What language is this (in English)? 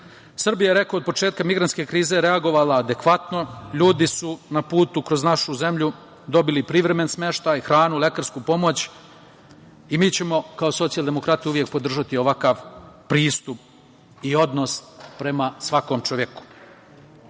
Serbian